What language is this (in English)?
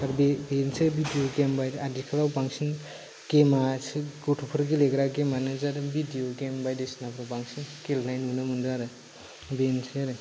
Bodo